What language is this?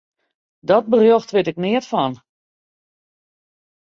Western Frisian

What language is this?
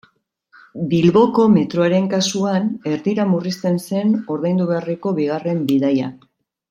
Basque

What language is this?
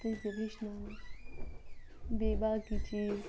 Kashmiri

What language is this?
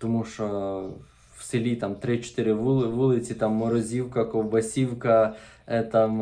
Ukrainian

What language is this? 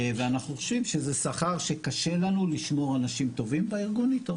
Hebrew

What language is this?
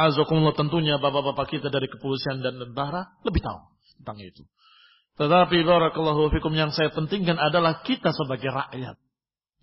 Indonesian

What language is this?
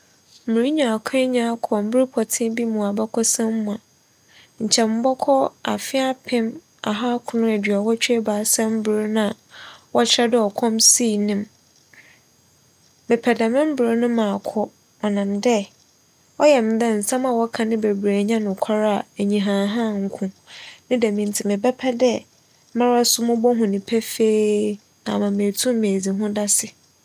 Akan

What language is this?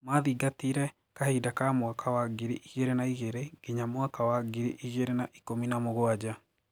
Kikuyu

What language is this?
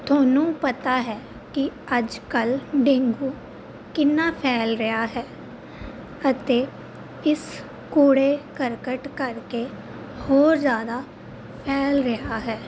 Punjabi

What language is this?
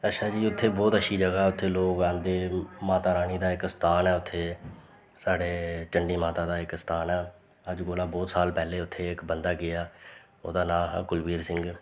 Dogri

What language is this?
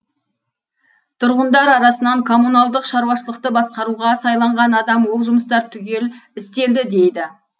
Kazakh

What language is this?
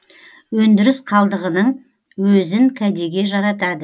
Kazakh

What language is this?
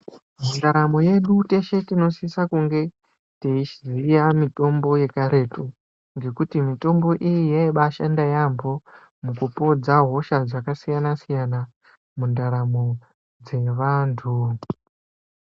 Ndau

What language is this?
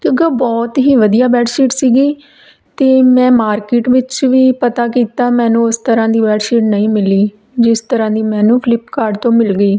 Punjabi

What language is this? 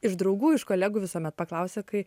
Lithuanian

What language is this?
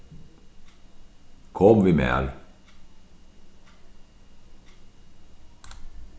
Faroese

